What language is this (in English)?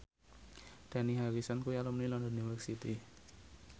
Javanese